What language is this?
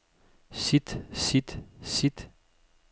Danish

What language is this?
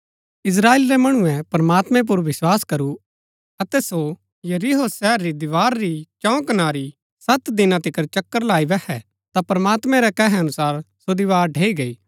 Gaddi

